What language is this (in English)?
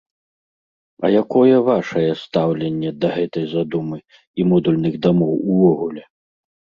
Belarusian